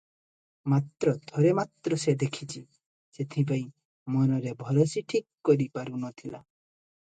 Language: Odia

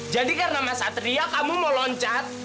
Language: Indonesian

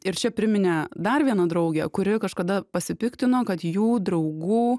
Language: Lithuanian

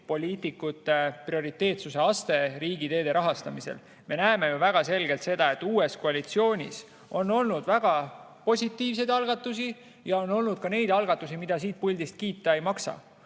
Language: Estonian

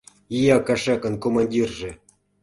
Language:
Mari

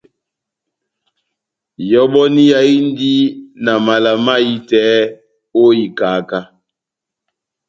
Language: Batanga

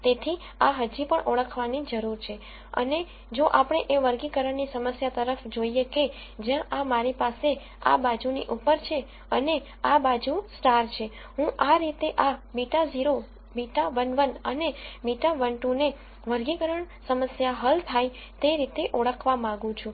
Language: Gujarati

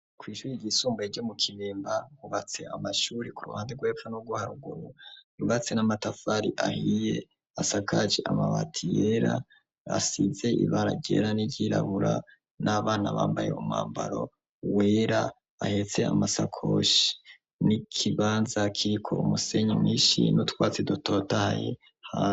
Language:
Rundi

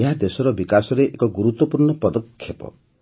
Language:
Odia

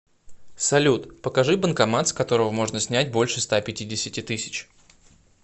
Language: Russian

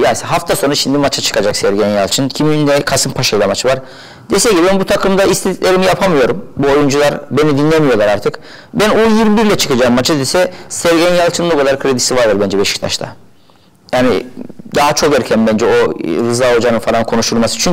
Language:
Turkish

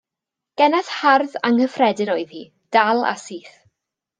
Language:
Welsh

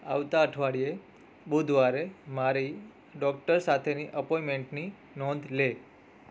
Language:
Gujarati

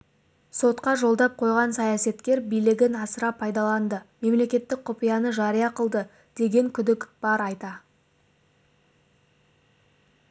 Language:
Kazakh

